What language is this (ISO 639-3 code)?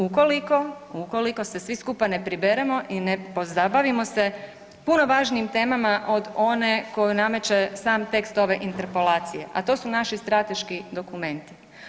hrv